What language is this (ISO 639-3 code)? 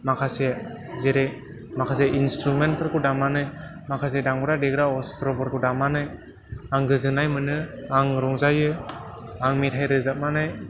brx